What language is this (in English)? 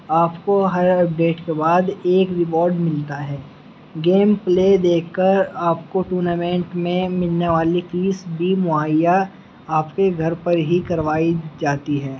Urdu